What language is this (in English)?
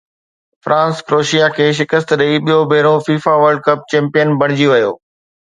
Sindhi